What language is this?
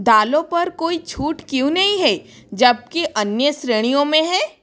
Hindi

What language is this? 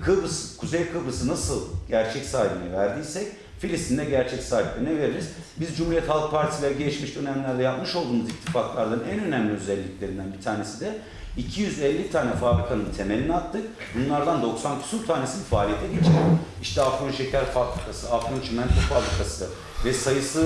Turkish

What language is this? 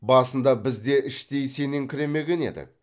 Kazakh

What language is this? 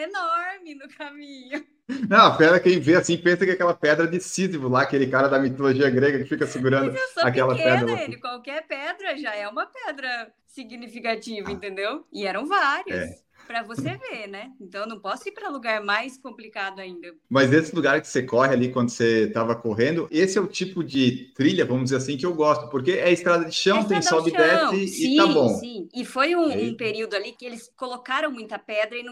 Portuguese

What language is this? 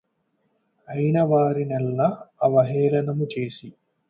Telugu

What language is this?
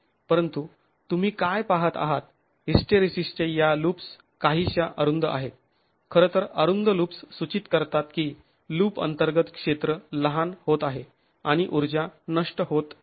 Marathi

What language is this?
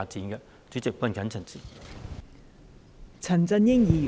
Cantonese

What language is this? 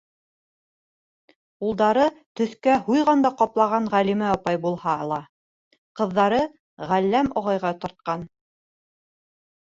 Bashkir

